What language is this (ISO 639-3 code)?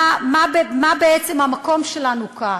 heb